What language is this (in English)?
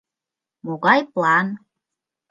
Mari